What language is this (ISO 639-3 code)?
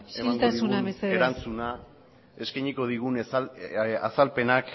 eus